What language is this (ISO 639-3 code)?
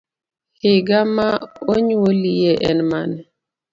luo